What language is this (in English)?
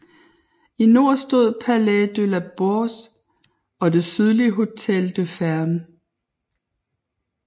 Danish